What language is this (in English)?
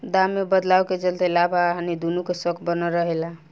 Bhojpuri